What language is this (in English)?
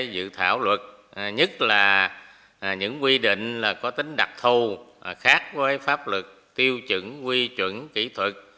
Vietnamese